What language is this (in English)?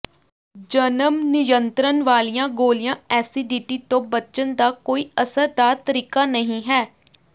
Punjabi